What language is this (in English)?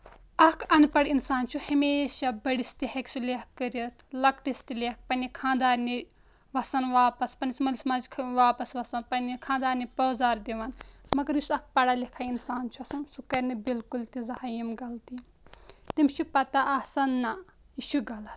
Kashmiri